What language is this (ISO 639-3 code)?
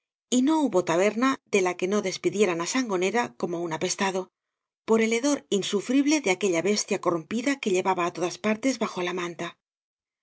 spa